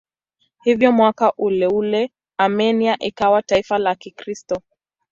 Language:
Swahili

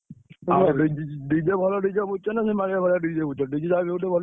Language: Odia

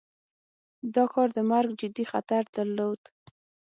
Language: Pashto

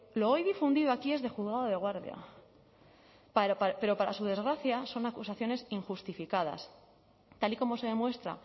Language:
Spanish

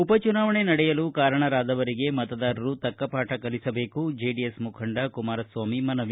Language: Kannada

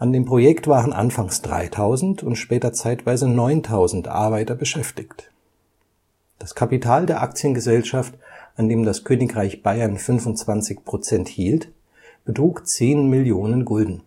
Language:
German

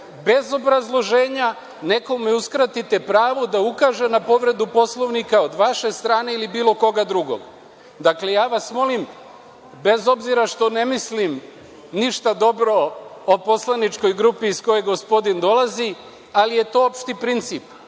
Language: Serbian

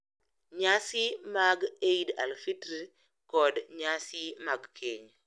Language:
Luo (Kenya and Tanzania)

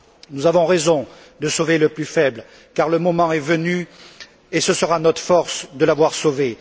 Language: French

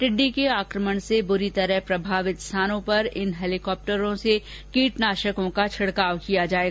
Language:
Hindi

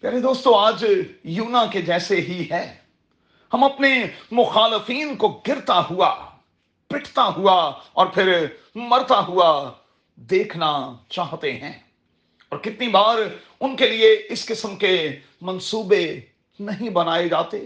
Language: Urdu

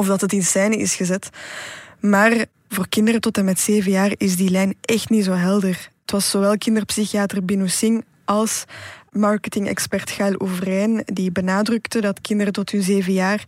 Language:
Dutch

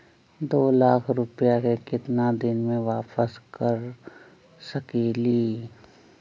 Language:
Magahi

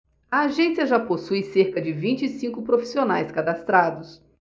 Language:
Portuguese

